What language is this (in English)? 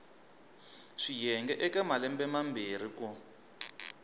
Tsonga